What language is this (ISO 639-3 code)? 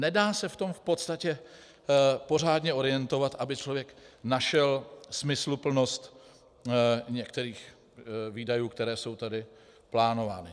ces